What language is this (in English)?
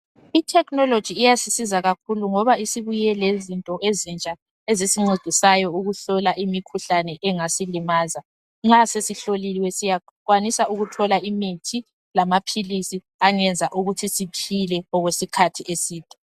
North Ndebele